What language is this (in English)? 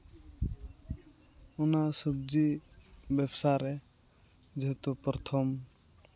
Santali